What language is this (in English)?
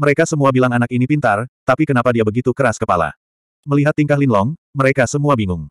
Indonesian